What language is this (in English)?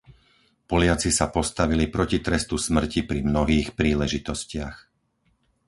Slovak